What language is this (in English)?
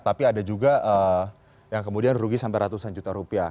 Indonesian